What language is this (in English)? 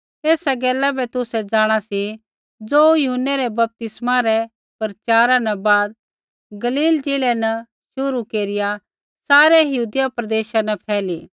Kullu Pahari